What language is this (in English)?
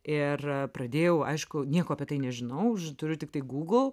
Lithuanian